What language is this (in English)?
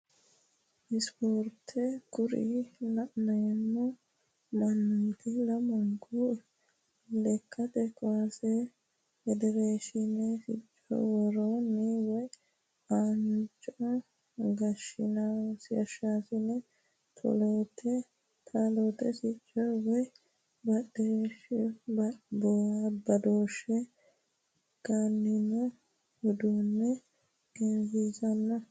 Sidamo